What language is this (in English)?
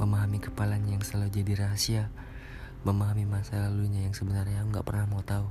Indonesian